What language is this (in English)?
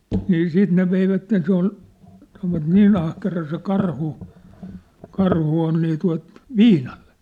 Finnish